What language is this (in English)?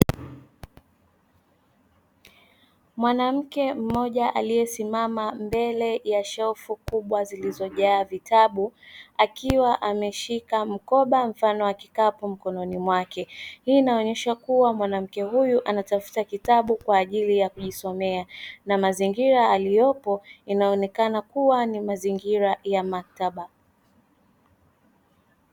Swahili